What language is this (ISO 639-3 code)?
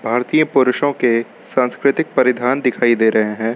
hin